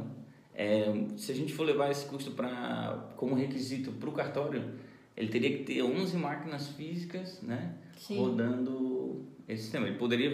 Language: Portuguese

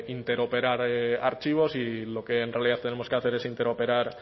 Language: Spanish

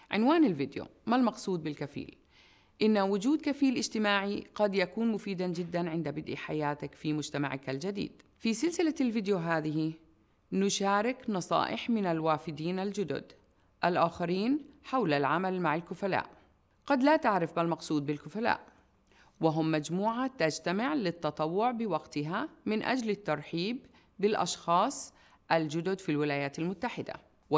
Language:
Arabic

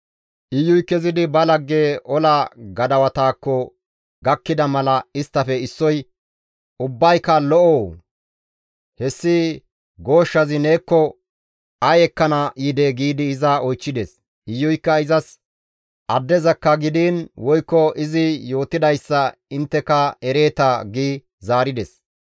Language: Gamo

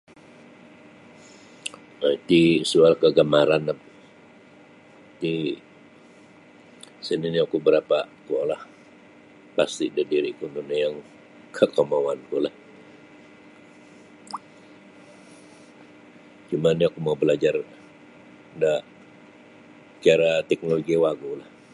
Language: Sabah Bisaya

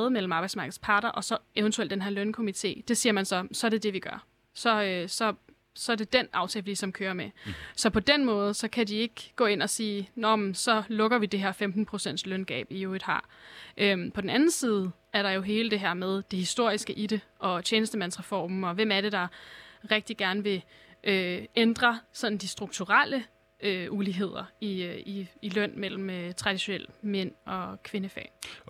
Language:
Danish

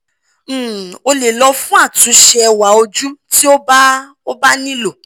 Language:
Yoruba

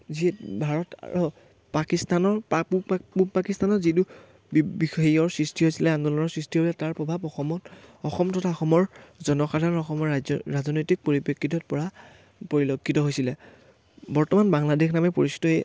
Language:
Assamese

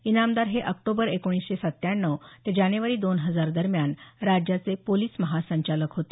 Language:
Marathi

